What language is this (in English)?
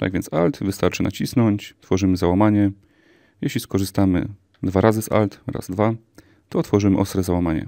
Polish